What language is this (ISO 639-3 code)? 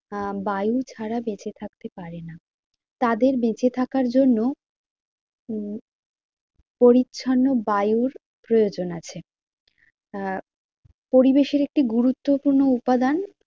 ben